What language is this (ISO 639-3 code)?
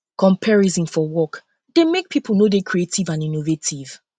pcm